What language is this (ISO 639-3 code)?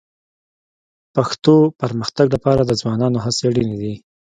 pus